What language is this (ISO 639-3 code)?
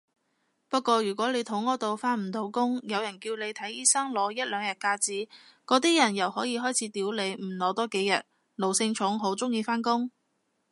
yue